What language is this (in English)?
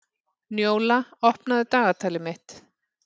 Icelandic